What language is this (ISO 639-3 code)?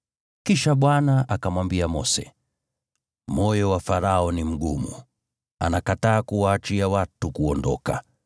swa